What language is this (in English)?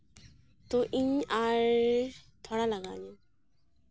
Santali